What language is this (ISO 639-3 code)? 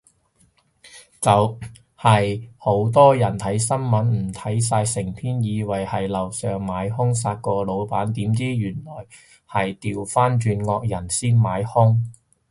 yue